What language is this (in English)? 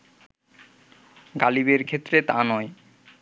Bangla